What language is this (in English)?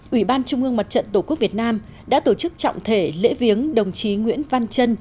Vietnamese